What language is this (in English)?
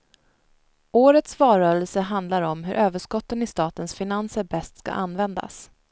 Swedish